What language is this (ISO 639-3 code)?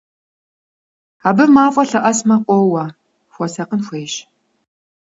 kbd